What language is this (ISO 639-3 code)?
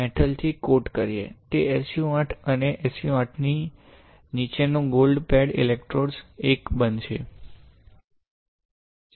guj